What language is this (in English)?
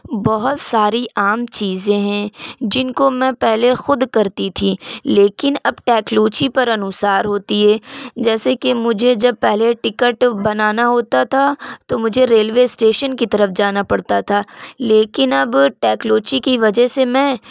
Urdu